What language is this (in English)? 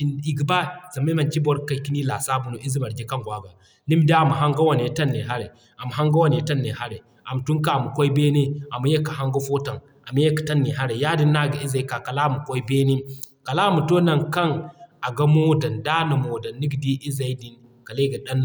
Zarma